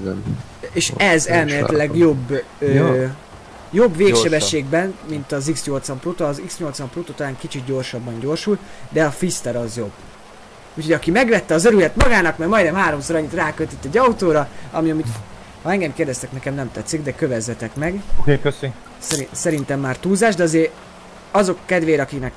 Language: Hungarian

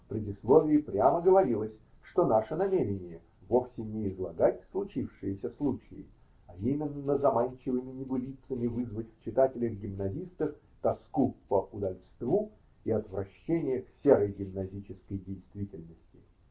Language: Russian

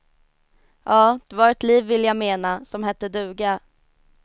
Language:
Swedish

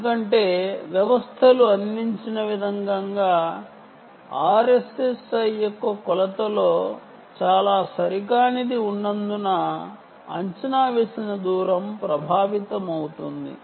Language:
Telugu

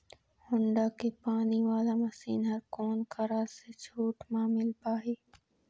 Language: Chhattisgarhi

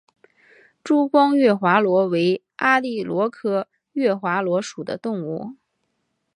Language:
Chinese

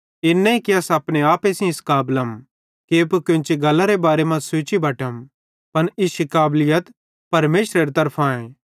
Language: Bhadrawahi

